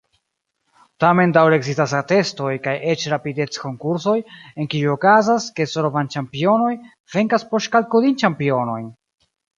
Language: Esperanto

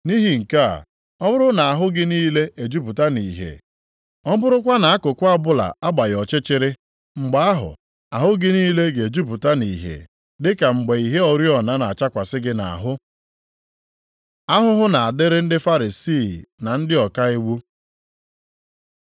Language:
Igbo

